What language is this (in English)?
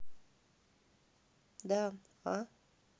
Russian